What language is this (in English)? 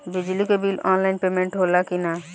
Bhojpuri